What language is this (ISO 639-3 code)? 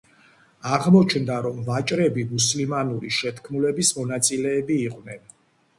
kat